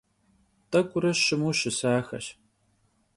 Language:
Kabardian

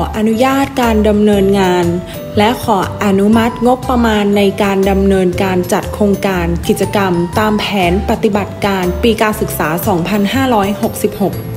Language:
Thai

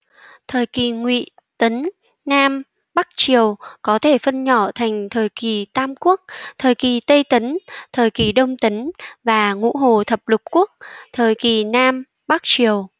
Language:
Vietnamese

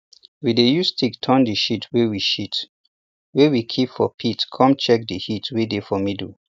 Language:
Nigerian Pidgin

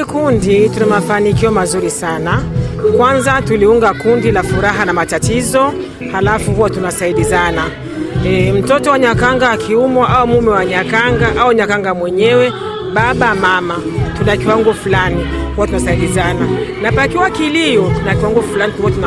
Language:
Swahili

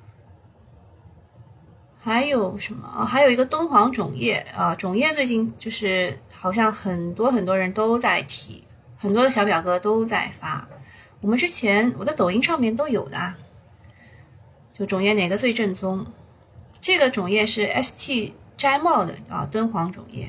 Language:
Chinese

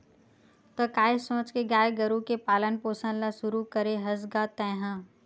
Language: Chhattisgarhi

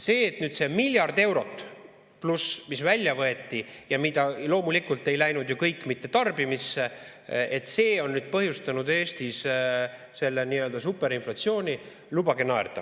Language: Estonian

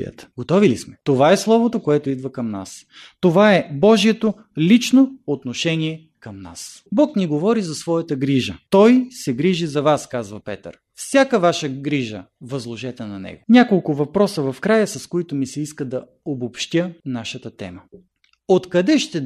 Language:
Bulgarian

